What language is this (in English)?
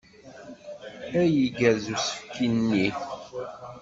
Kabyle